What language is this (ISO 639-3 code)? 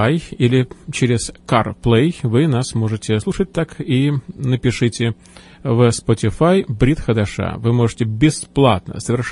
rus